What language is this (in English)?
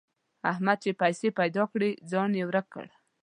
Pashto